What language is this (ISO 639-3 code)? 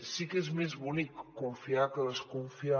cat